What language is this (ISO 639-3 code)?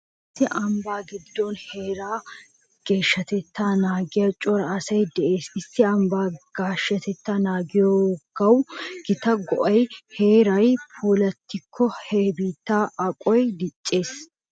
wal